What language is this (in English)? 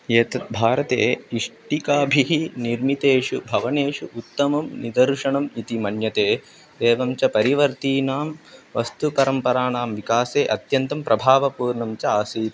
Sanskrit